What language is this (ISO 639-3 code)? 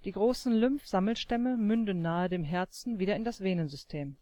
deu